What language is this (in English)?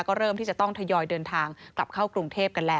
Thai